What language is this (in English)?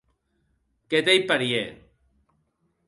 Occitan